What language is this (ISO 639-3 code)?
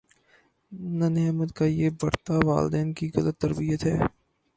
urd